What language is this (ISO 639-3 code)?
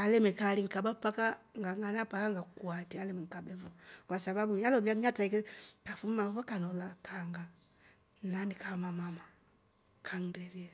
rof